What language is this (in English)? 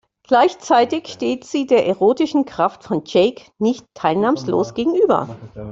German